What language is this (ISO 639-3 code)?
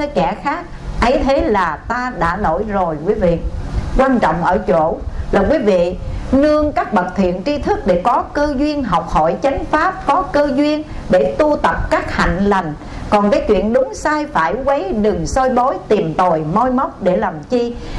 vie